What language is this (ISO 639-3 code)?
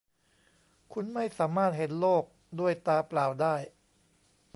tha